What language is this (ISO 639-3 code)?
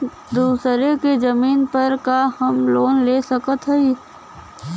bho